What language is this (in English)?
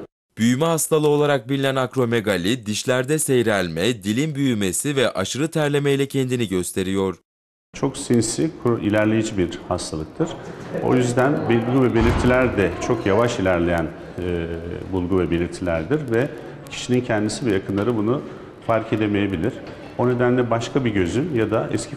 Turkish